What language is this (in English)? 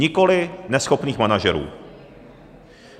Czech